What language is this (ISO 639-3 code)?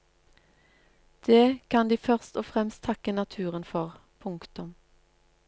nor